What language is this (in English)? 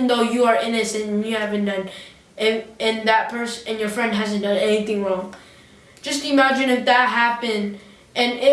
English